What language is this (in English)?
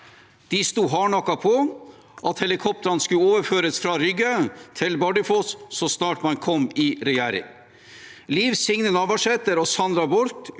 Norwegian